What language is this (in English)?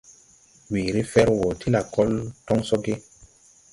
Tupuri